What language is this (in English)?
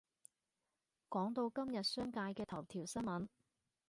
Cantonese